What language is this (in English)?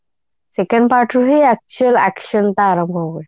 Odia